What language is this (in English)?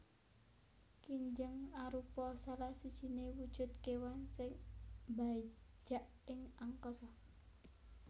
Javanese